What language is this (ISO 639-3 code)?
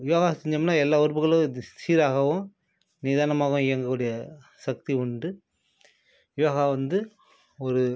tam